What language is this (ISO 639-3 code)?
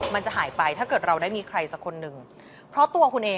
tha